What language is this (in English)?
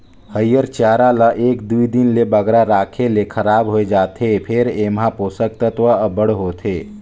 Chhattisgarhi